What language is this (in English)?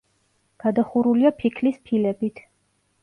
Georgian